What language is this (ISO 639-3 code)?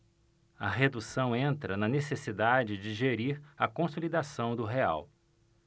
por